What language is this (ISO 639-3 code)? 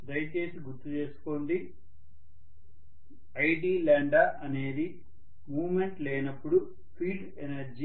tel